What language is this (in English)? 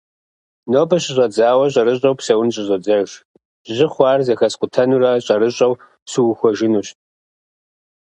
Kabardian